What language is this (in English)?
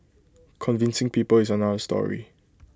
English